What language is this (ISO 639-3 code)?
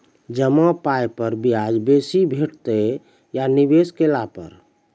mai